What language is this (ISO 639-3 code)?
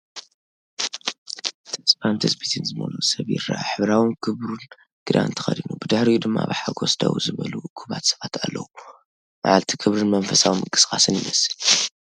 tir